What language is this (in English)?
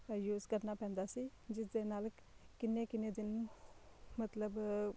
Punjabi